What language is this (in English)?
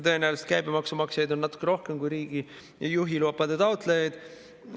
Estonian